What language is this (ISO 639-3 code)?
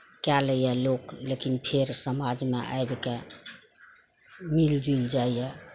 mai